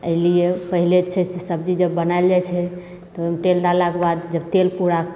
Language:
Maithili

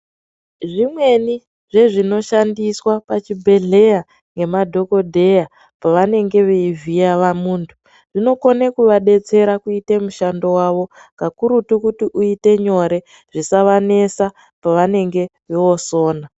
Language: Ndau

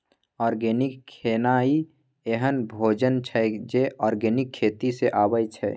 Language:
Maithili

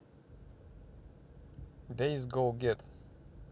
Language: Russian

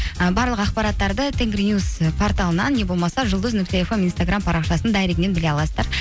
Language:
Kazakh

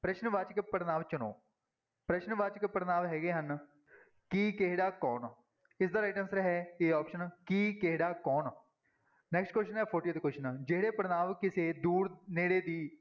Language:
Punjabi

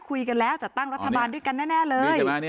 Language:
Thai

